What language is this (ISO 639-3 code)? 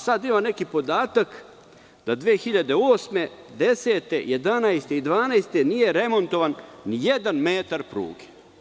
srp